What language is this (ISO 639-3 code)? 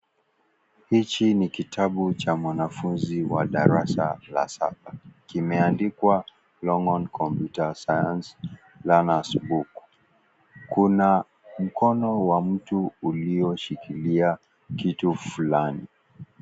swa